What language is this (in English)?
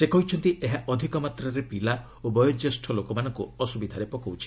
Odia